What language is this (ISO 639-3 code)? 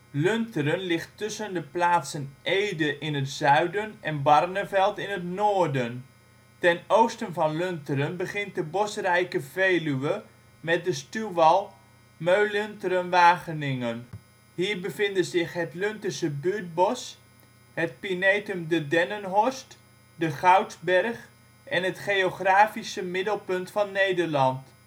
nld